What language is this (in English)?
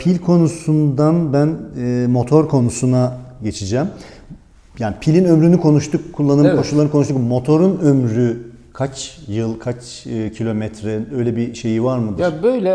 Turkish